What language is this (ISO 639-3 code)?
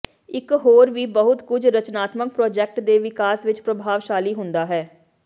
pan